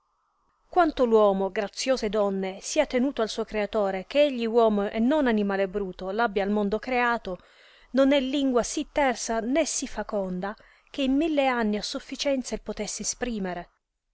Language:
Italian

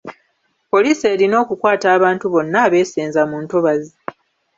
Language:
Ganda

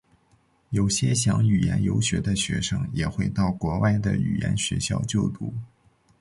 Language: Chinese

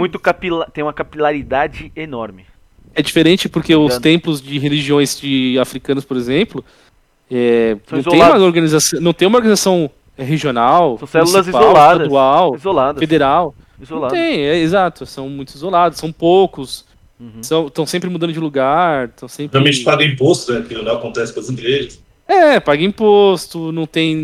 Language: Portuguese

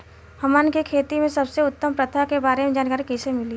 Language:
Bhojpuri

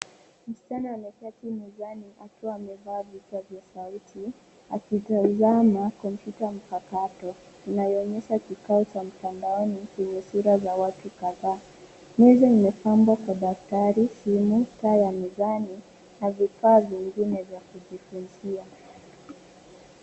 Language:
Swahili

